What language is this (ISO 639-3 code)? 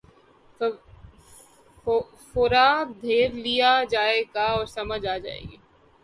urd